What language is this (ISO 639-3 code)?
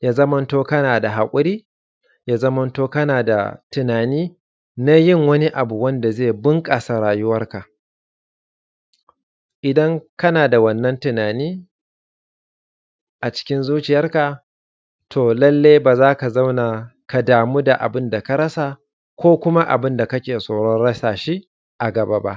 hau